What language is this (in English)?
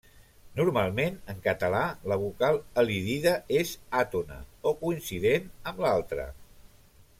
Catalan